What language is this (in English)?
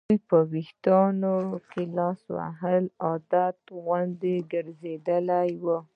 Pashto